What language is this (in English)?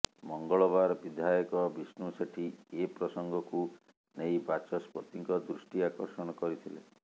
Odia